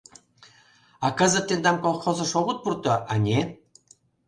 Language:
Mari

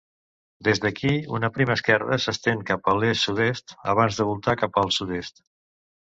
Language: Catalan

